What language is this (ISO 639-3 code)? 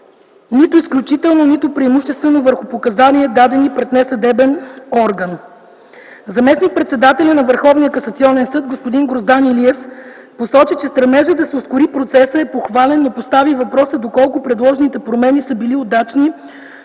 bul